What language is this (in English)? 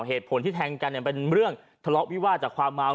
Thai